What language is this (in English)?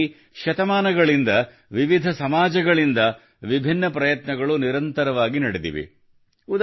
Kannada